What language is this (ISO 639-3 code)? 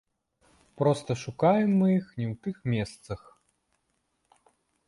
bel